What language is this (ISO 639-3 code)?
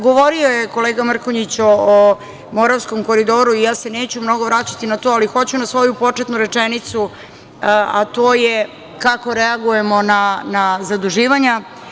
srp